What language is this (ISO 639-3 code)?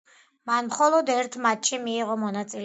kat